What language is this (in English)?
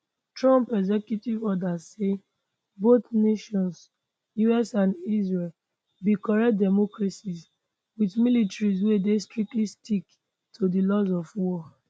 Nigerian Pidgin